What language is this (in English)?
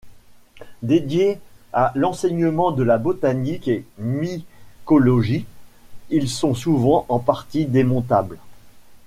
French